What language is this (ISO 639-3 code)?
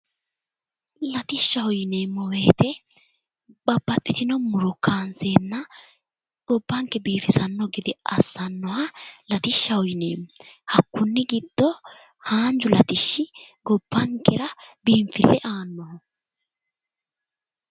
sid